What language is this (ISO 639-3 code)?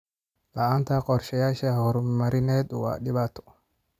som